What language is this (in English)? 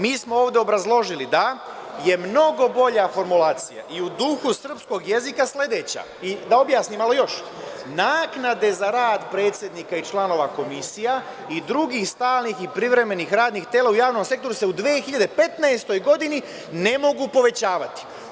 Serbian